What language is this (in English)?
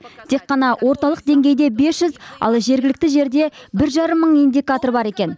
Kazakh